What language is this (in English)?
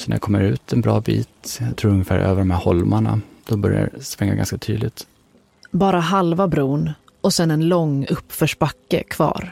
Swedish